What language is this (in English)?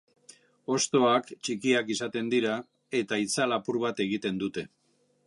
Basque